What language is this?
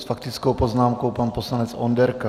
Czech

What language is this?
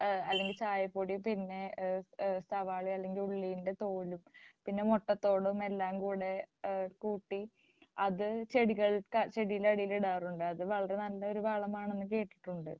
Malayalam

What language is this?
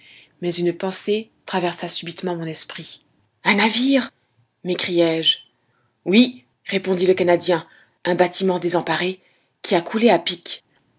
French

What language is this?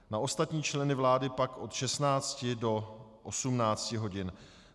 Czech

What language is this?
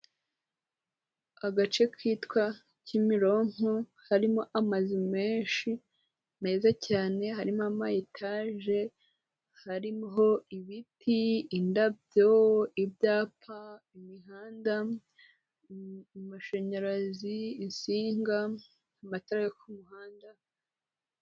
Kinyarwanda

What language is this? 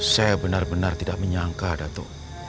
Indonesian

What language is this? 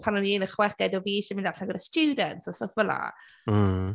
Welsh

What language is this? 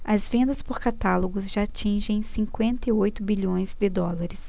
Portuguese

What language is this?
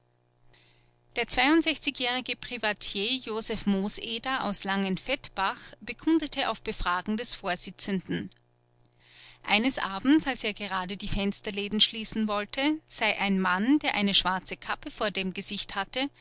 German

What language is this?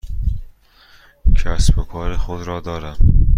Persian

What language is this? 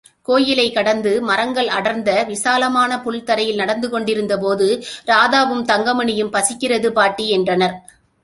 Tamil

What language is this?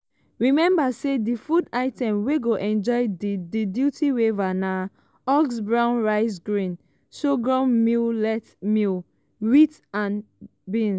Nigerian Pidgin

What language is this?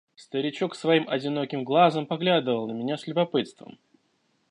Russian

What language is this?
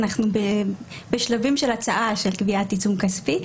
Hebrew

